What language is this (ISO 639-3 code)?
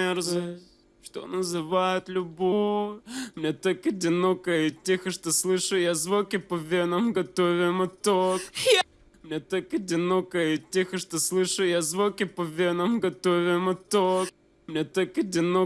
rus